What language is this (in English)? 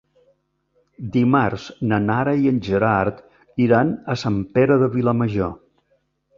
Catalan